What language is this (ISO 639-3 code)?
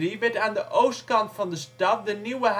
nld